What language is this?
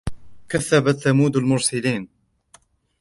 Arabic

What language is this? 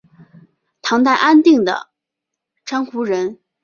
Chinese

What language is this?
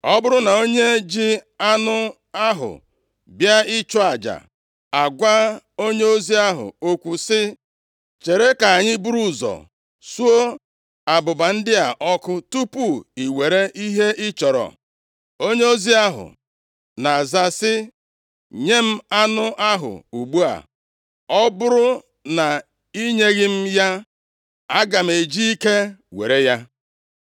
Igbo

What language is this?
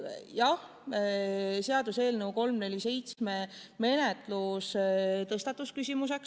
Estonian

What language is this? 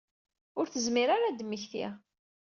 Kabyle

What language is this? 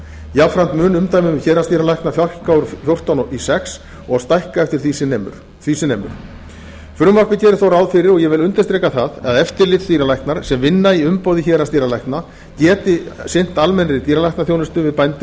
Icelandic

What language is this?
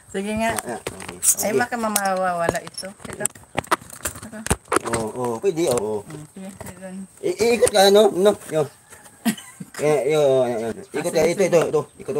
Filipino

